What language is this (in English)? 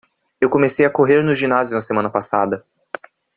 Portuguese